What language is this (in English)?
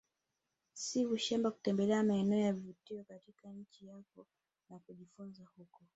Swahili